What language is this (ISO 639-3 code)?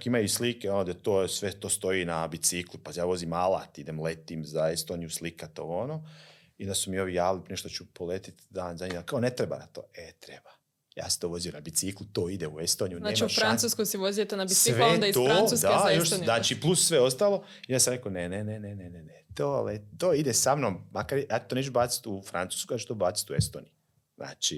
hrv